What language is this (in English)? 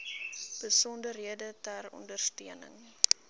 Afrikaans